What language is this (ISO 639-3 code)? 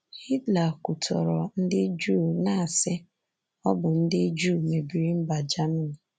ibo